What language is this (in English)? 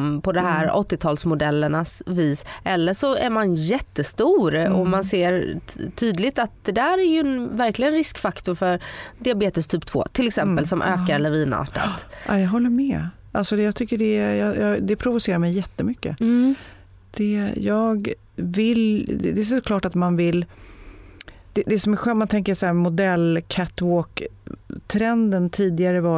Swedish